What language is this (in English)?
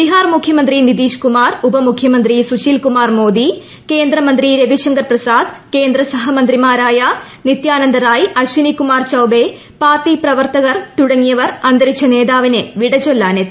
Malayalam